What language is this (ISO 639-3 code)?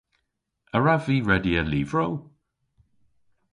cor